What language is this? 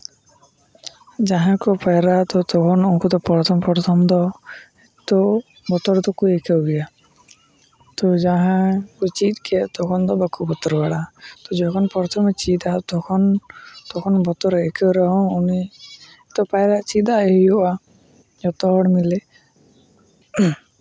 Santali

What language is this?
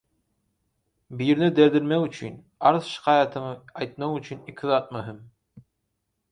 Turkmen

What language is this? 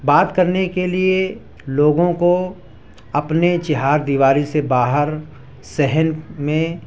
Urdu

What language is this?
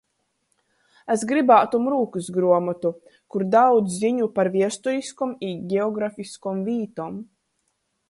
Latgalian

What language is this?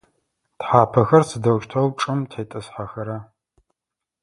Adyghe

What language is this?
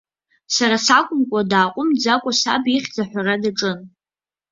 Abkhazian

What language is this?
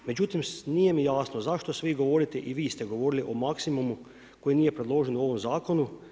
Croatian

